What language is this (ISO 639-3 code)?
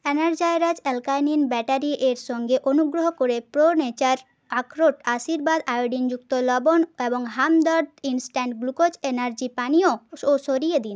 ben